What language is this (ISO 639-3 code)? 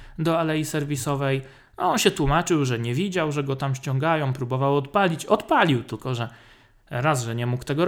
pol